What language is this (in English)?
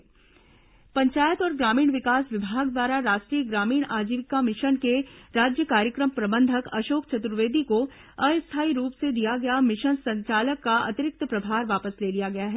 Hindi